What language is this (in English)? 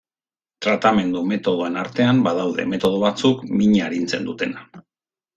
Basque